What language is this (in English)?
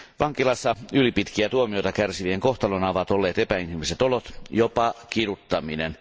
Finnish